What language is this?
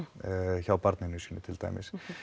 Icelandic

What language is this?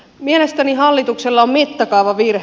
Finnish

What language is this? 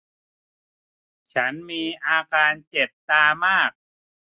Thai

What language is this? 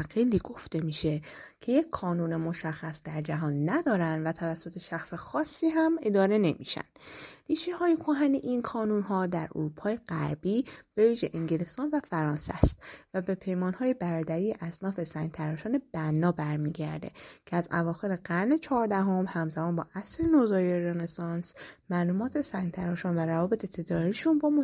Persian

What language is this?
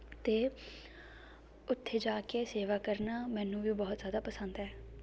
Punjabi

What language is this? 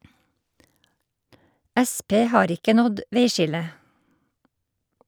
Norwegian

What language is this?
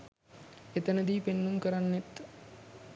Sinhala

